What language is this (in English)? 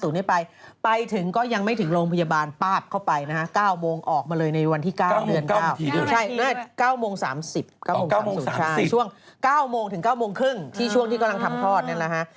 Thai